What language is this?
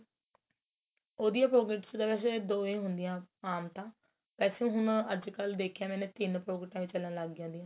Punjabi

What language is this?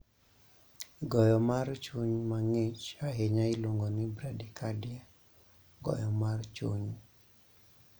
Luo (Kenya and Tanzania)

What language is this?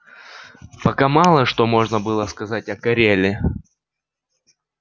Russian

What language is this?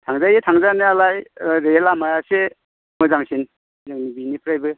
Bodo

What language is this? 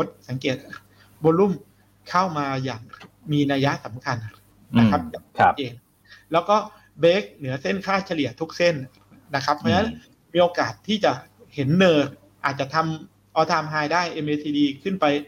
Thai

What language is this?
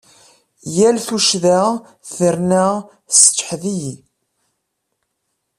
Kabyle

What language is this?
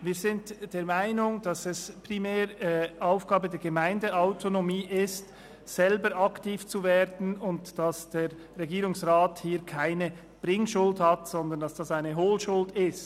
Swiss German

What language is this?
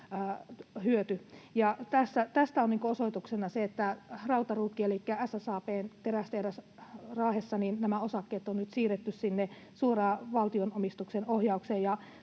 Finnish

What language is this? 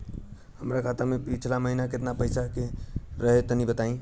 Bhojpuri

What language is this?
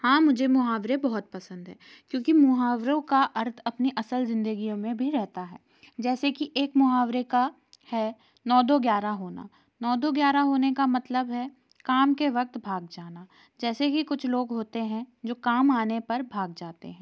Hindi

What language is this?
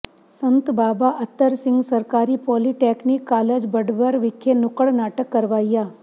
Punjabi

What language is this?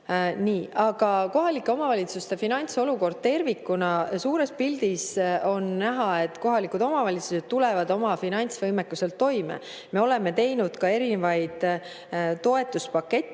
Estonian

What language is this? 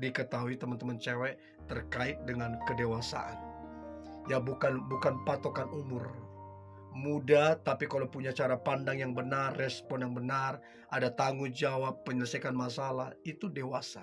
Indonesian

